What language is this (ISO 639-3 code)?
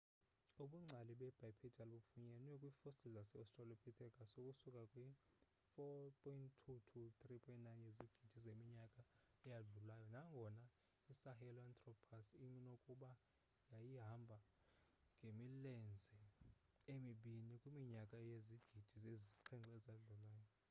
xho